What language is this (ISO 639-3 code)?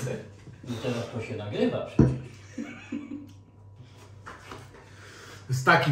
pol